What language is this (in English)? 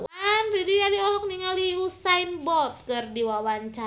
Sundanese